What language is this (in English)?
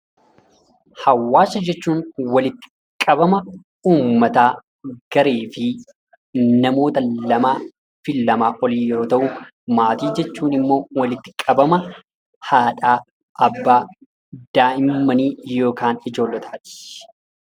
Oromo